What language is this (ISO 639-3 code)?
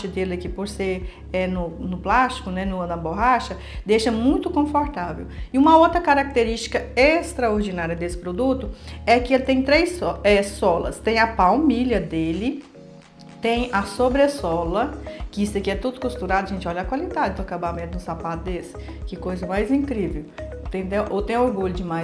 por